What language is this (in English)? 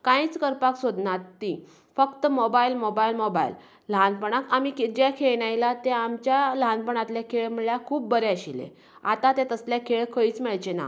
Konkani